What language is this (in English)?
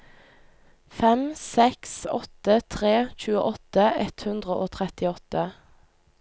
Norwegian